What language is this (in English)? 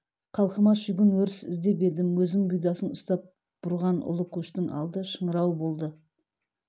Kazakh